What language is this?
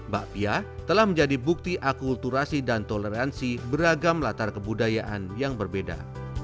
Indonesian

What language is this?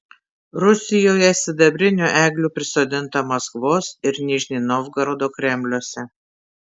Lithuanian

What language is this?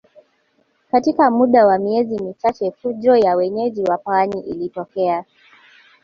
Swahili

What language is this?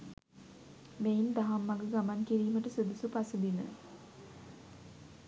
Sinhala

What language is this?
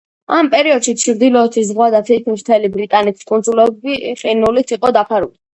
Georgian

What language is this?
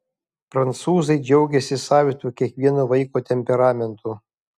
Lithuanian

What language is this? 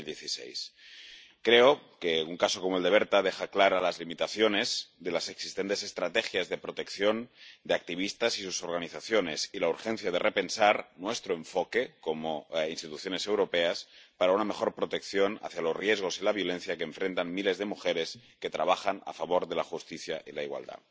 Spanish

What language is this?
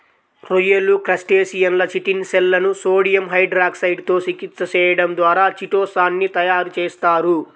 Telugu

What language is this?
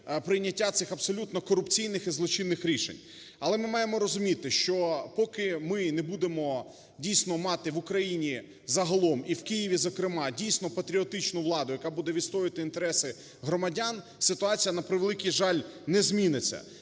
Ukrainian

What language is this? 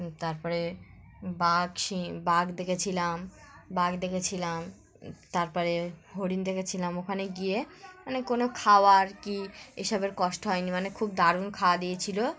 Bangla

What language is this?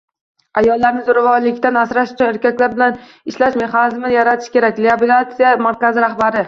Uzbek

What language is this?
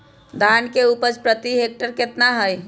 Magahi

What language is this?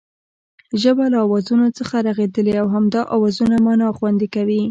Pashto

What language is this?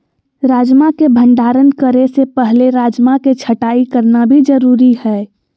Magahi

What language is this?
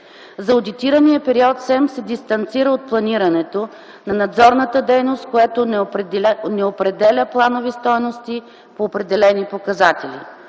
Bulgarian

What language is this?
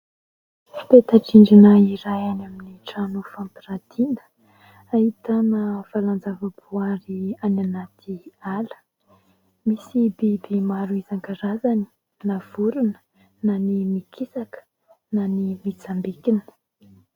Malagasy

